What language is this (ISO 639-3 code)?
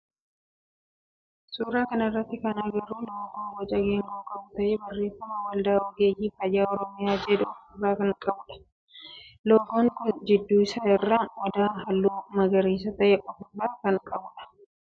orm